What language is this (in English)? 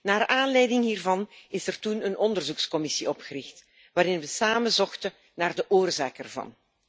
Dutch